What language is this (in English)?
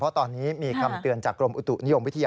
Thai